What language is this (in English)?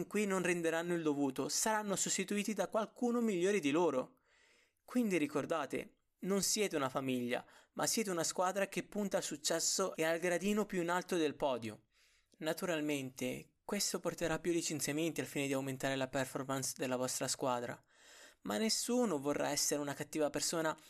Italian